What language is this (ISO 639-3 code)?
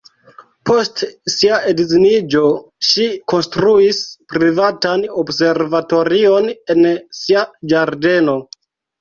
epo